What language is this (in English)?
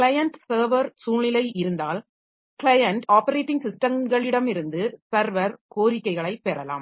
Tamil